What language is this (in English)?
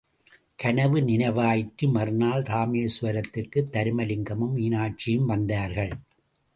Tamil